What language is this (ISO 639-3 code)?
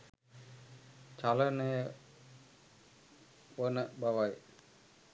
sin